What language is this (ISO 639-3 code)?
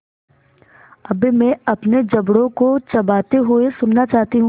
hin